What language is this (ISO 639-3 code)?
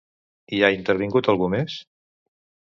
cat